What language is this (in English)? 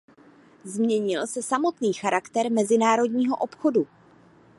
Czech